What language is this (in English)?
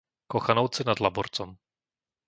Slovak